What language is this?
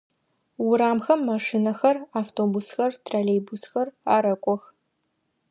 Adyghe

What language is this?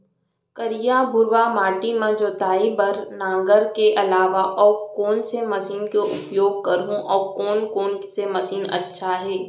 Chhattisgarhi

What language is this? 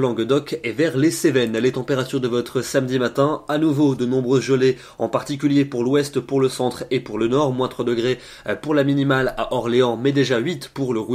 French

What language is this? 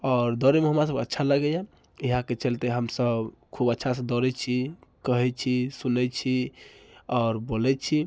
Maithili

